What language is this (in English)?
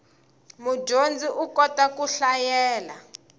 Tsonga